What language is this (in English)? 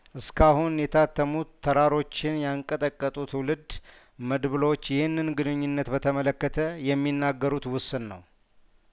Amharic